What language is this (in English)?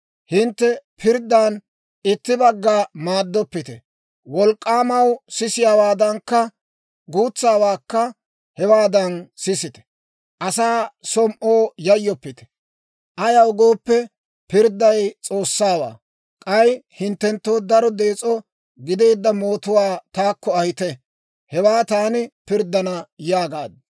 Dawro